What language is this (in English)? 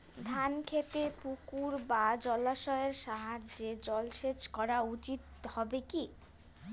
Bangla